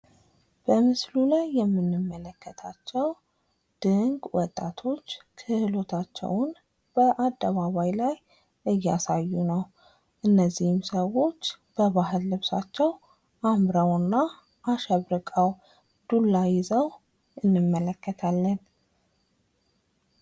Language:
Amharic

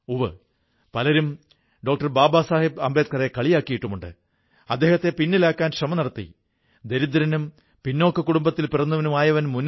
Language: Malayalam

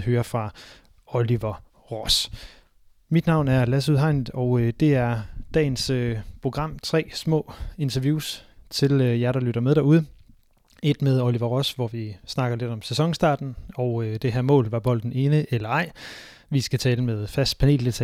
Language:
Danish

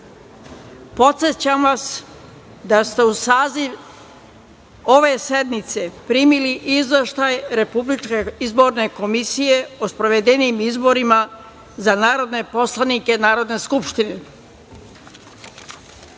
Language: Serbian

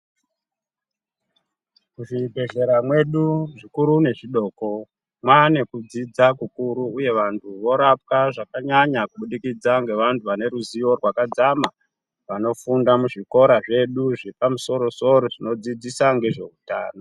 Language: Ndau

